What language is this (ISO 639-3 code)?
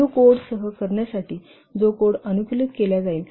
mar